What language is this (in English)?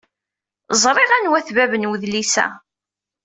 Kabyle